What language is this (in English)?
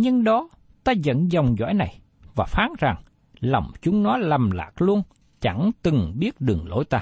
Vietnamese